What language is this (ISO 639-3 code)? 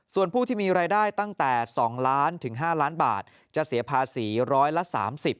tha